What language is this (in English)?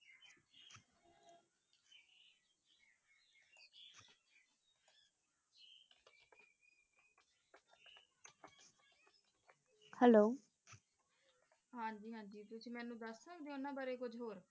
Punjabi